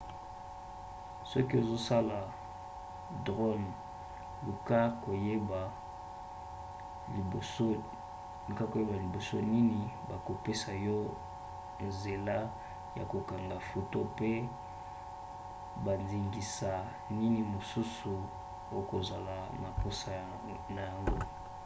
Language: Lingala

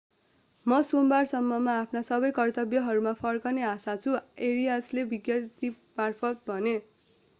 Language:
Nepali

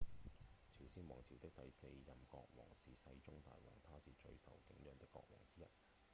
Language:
Cantonese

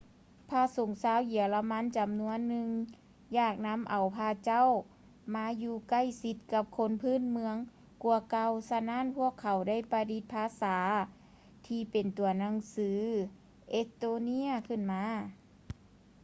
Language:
Lao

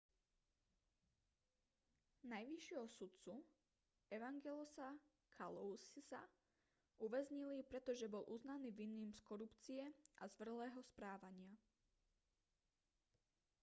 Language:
Slovak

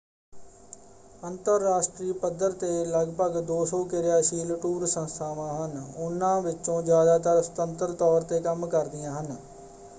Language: Punjabi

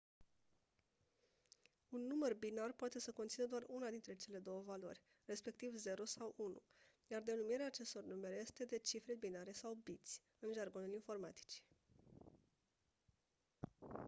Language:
Romanian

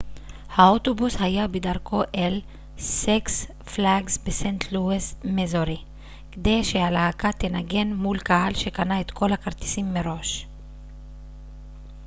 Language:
Hebrew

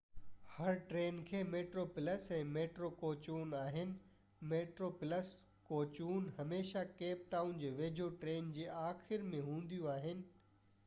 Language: Sindhi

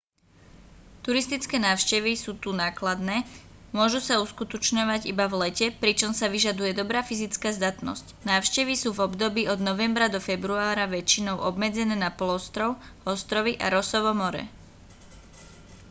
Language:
Slovak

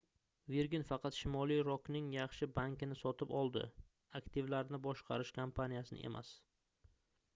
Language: Uzbek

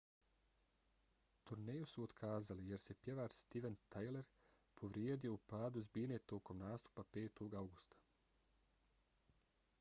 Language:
Bosnian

